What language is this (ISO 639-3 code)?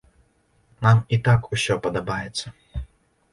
bel